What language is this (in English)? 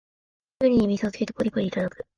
Japanese